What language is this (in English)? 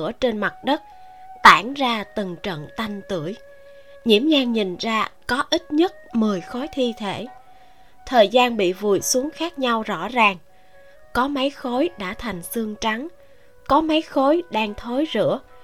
Vietnamese